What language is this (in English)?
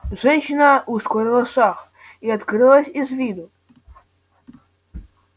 Russian